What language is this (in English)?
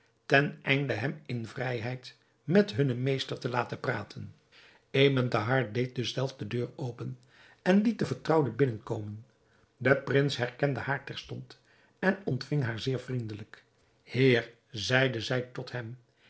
Dutch